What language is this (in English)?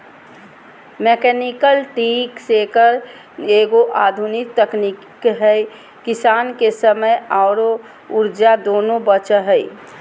Magahi